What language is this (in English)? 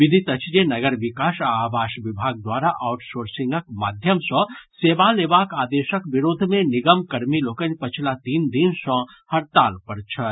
Maithili